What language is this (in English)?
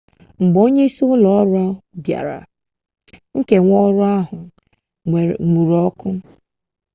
Igbo